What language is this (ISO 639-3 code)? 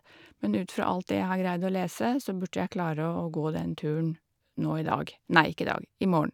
nor